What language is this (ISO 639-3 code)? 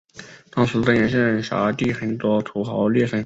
zho